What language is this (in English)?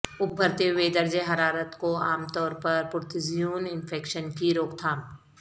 Urdu